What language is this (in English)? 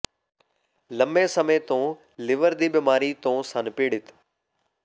Punjabi